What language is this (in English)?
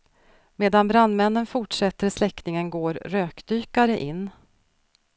Swedish